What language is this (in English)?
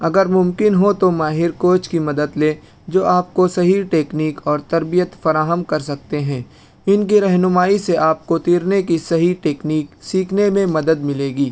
Urdu